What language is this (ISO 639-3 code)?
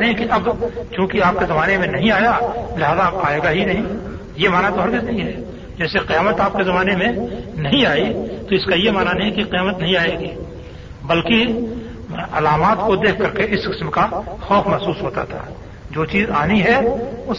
urd